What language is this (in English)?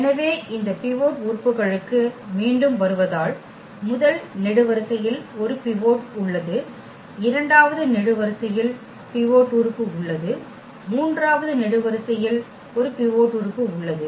Tamil